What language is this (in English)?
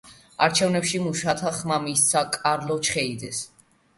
Georgian